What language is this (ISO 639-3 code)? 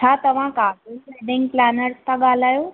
snd